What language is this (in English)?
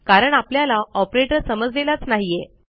Marathi